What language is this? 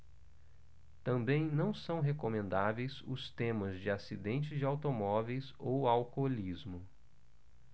Portuguese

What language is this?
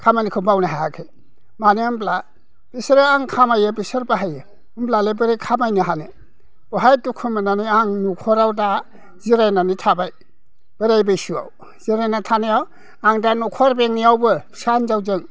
Bodo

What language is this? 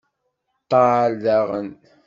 Kabyle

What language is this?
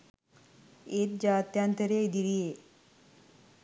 Sinhala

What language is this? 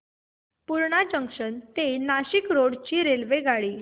Marathi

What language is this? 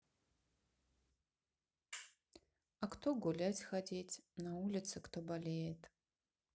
Russian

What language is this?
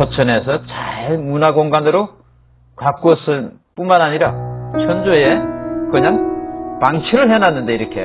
Korean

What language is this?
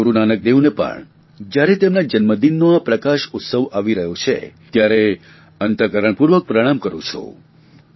Gujarati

